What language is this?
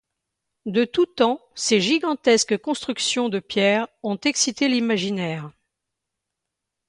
French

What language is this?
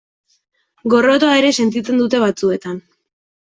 Basque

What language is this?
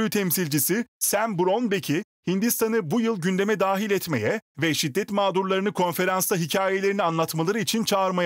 Turkish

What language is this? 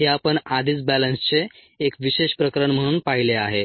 Marathi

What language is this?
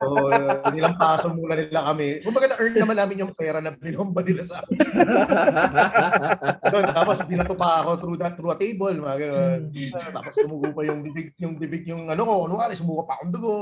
Filipino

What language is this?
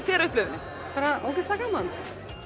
Icelandic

